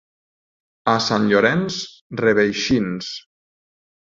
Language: Catalan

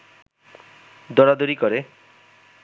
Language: Bangla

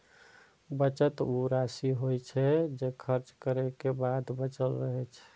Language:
Maithili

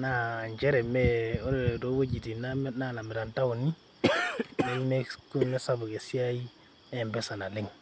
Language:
Masai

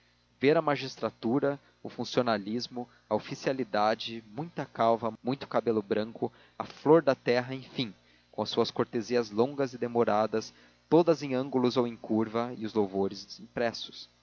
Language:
Portuguese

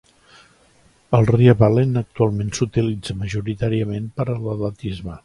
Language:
Catalan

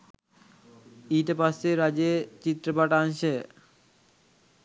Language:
Sinhala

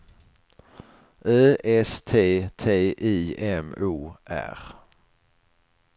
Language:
Swedish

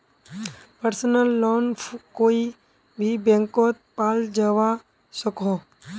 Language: Magahi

